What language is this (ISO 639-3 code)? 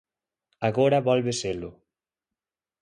glg